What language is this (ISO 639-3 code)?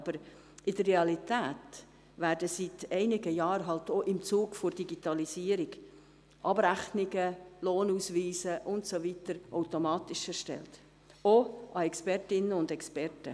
gsw